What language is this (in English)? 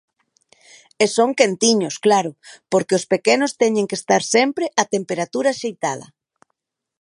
Galician